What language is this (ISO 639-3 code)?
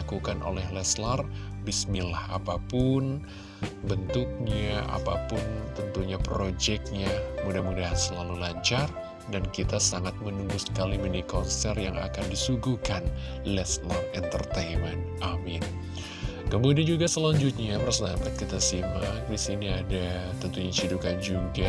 ind